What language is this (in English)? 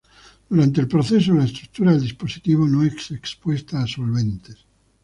Spanish